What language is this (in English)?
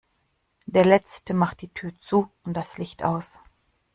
German